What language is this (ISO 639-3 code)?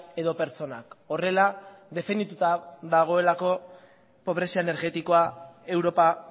eus